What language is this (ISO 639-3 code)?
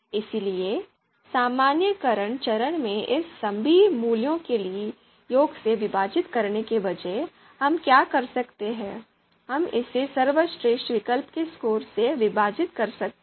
hin